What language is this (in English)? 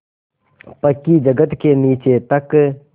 Hindi